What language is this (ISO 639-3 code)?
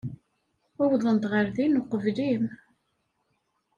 kab